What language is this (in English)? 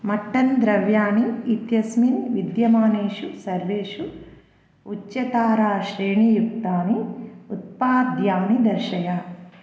Sanskrit